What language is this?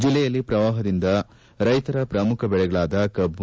Kannada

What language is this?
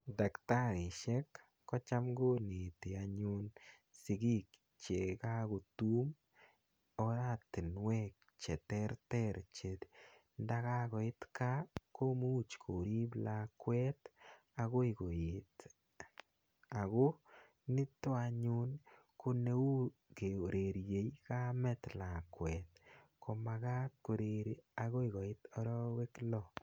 Kalenjin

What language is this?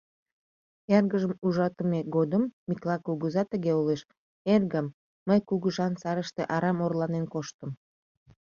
Mari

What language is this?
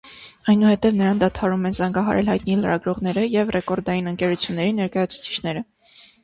Armenian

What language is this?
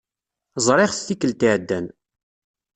Kabyle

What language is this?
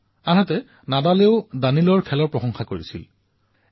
Assamese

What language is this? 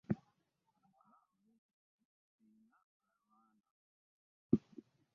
Ganda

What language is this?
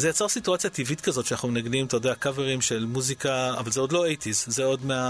Hebrew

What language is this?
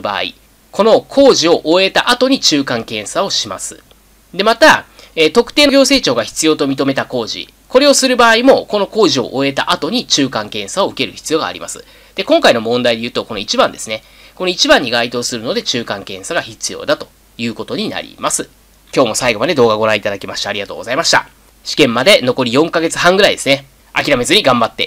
Japanese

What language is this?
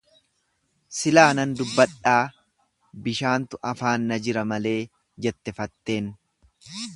Oromo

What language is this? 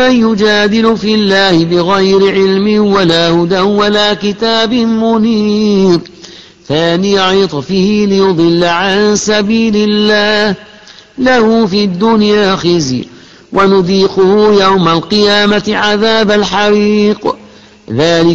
Arabic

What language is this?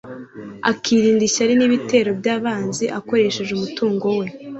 Kinyarwanda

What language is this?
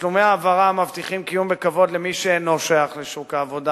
Hebrew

